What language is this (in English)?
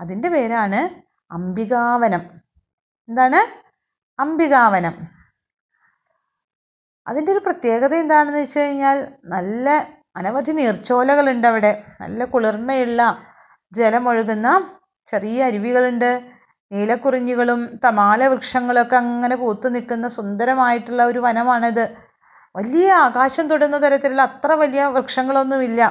Malayalam